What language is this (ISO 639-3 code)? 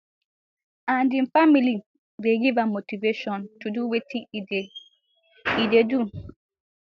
pcm